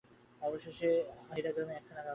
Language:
Bangla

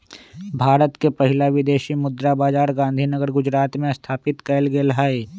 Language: Magahi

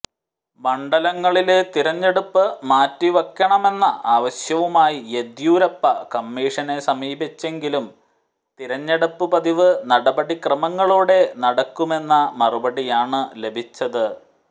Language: Malayalam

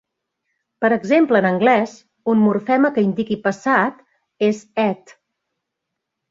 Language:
Catalan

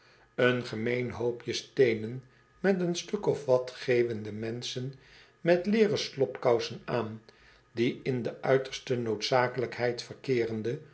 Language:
Dutch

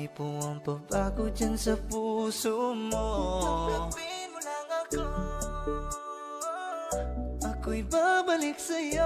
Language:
Indonesian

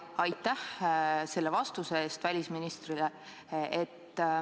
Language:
Estonian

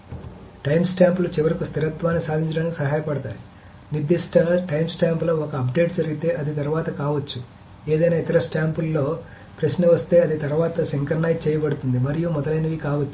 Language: Telugu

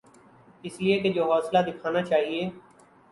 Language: Urdu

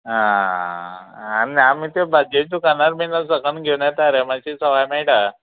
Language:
Konkani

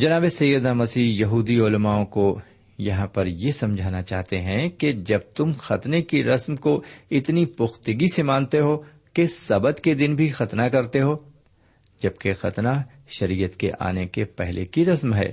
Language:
Urdu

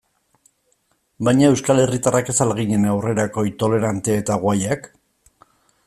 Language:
Basque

